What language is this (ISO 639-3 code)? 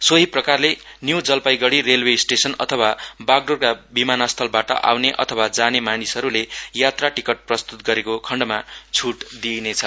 nep